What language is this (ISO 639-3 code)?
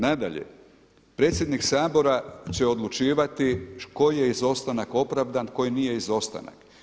hrv